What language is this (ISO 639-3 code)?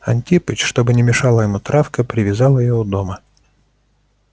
rus